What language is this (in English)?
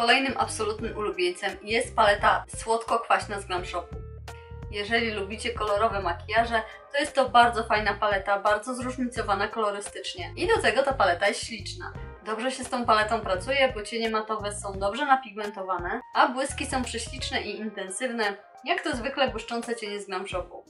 Polish